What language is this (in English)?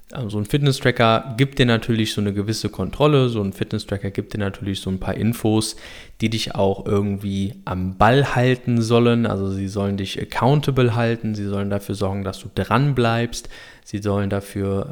German